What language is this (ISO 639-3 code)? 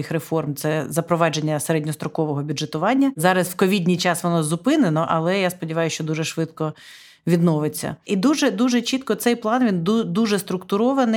ukr